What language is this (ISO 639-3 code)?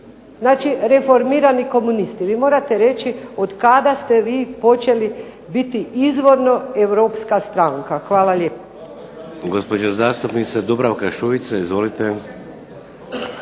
hrv